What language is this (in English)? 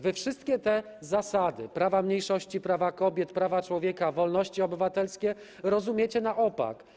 Polish